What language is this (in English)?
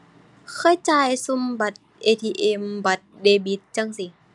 Thai